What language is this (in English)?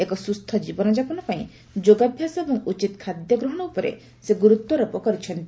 Odia